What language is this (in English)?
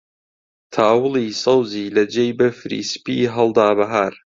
Central Kurdish